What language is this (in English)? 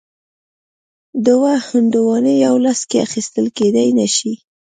Pashto